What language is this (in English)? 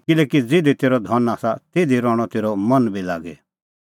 Kullu Pahari